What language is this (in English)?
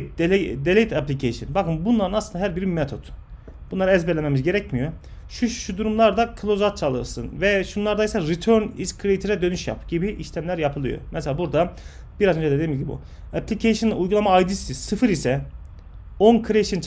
Turkish